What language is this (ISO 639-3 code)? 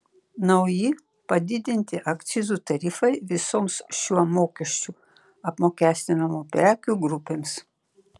lit